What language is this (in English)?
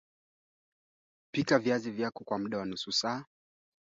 Swahili